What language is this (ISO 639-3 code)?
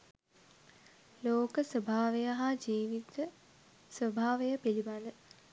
sin